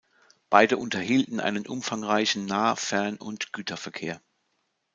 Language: German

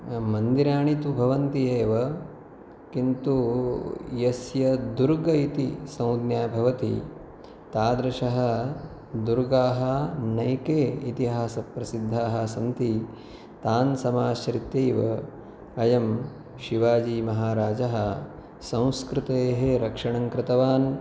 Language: Sanskrit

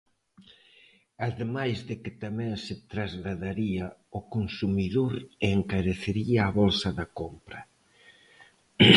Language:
Galician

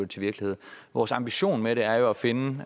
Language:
Danish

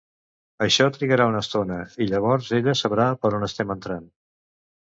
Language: Catalan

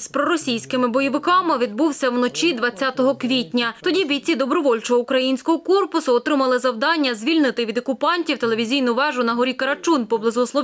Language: Ukrainian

